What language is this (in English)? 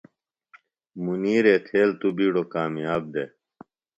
Phalura